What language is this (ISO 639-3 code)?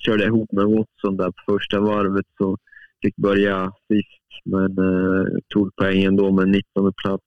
swe